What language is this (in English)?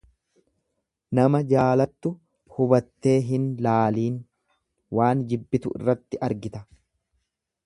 Oromo